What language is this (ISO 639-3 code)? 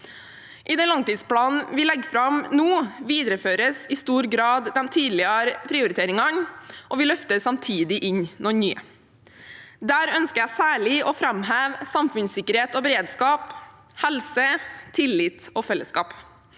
nor